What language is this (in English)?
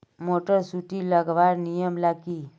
Magahi